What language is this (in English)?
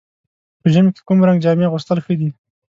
Pashto